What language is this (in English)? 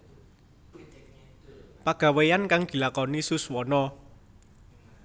Javanese